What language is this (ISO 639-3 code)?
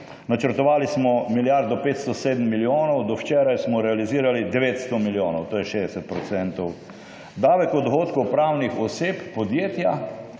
slv